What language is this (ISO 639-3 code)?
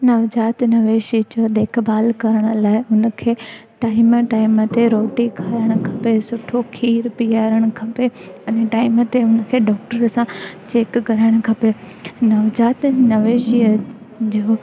snd